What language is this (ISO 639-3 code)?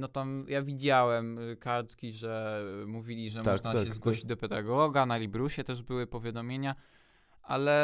pol